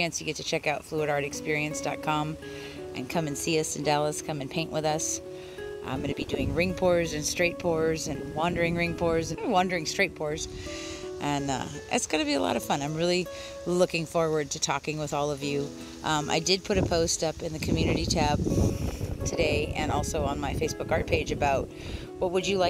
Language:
English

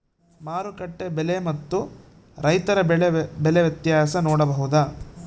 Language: Kannada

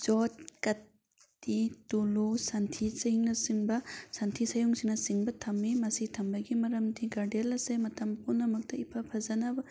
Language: Manipuri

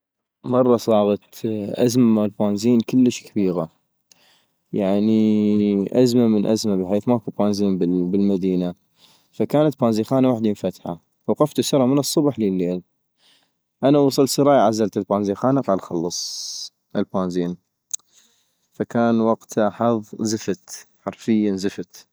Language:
North Mesopotamian Arabic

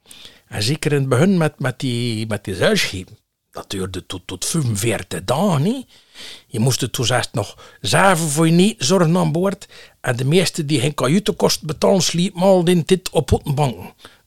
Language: Dutch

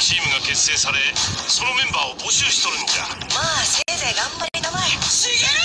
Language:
Japanese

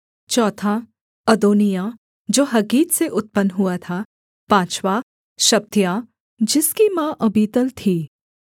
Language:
Hindi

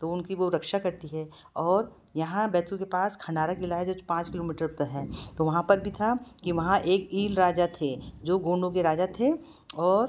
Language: Hindi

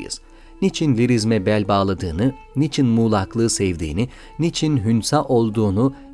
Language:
Turkish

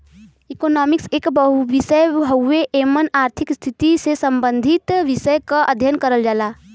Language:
Bhojpuri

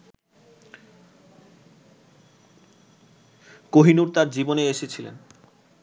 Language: Bangla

